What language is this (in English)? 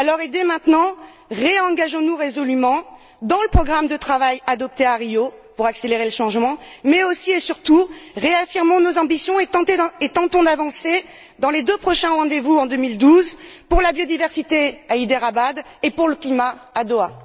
French